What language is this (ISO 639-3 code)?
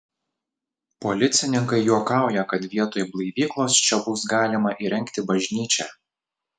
lit